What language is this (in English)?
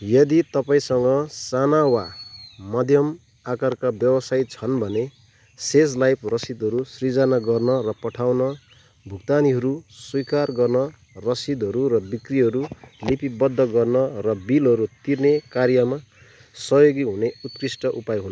Nepali